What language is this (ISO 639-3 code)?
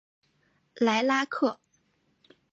zho